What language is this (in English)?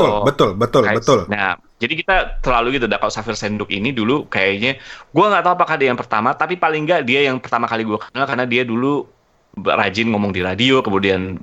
Indonesian